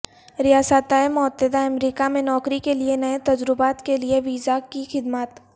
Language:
Urdu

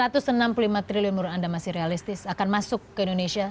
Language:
Indonesian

